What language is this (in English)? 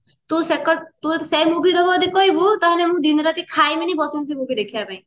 Odia